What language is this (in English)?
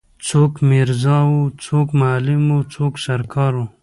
Pashto